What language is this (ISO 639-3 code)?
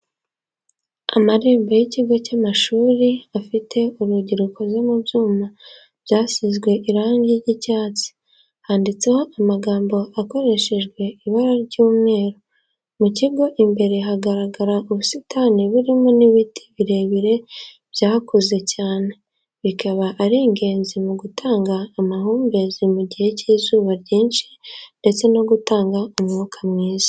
kin